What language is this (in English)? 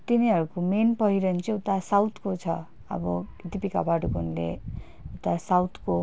Nepali